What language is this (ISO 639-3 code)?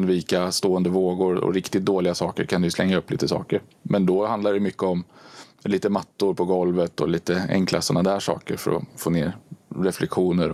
swe